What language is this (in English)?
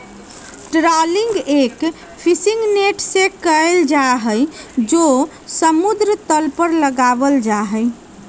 Magahi